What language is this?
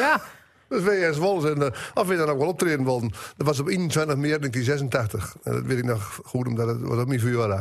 Dutch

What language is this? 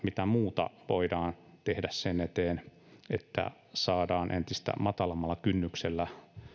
Finnish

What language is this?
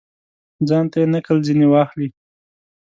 Pashto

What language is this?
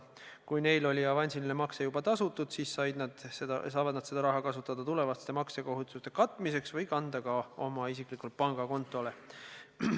Estonian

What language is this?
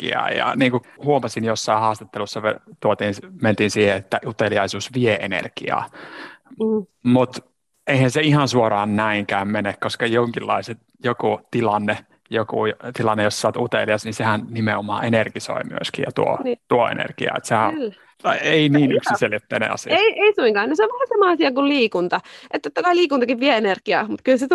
Finnish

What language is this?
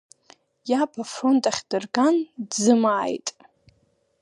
Abkhazian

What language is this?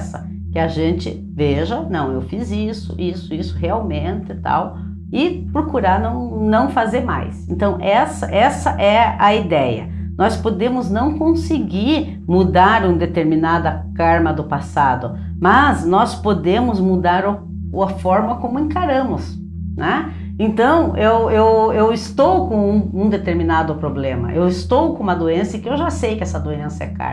Portuguese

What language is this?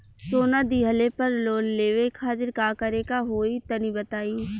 Bhojpuri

